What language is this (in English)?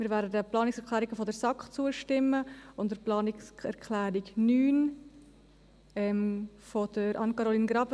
Swiss German